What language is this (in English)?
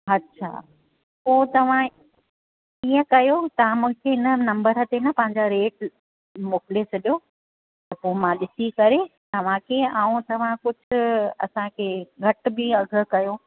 Sindhi